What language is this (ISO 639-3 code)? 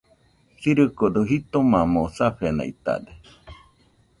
hux